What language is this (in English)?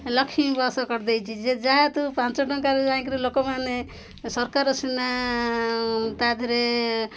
Odia